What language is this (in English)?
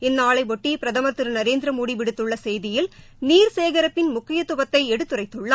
Tamil